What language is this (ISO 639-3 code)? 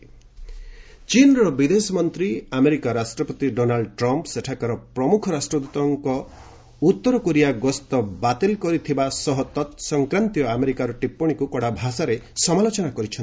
ori